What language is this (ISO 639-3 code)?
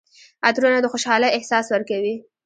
pus